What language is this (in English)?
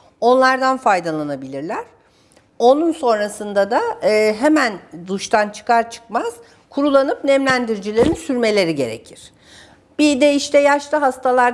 Turkish